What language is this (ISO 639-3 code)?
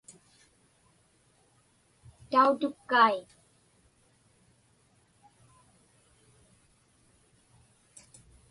ipk